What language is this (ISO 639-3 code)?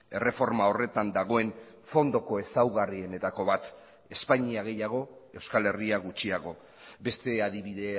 eus